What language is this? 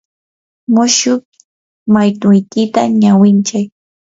Yanahuanca Pasco Quechua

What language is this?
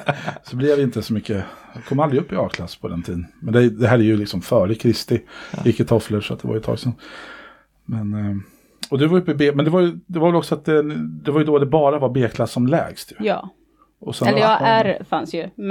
Swedish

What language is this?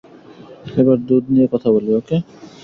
Bangla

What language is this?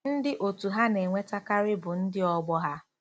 Igbo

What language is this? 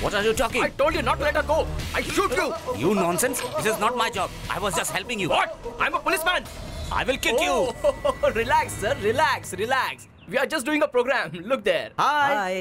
Hindi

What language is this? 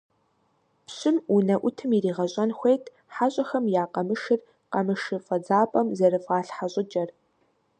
Kabardian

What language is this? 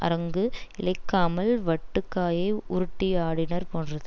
Tamil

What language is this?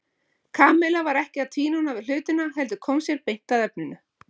Icelandic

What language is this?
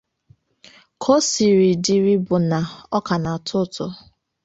Igbo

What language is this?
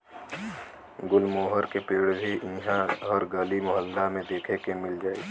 Bhojpuri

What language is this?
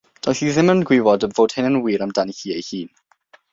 Welsh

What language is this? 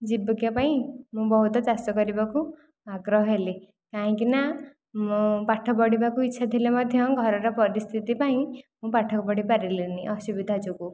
Odia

